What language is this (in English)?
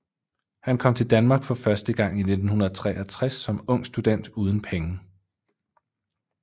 Danish